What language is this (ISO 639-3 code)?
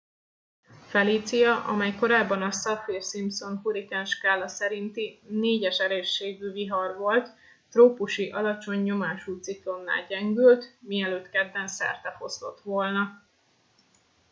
hun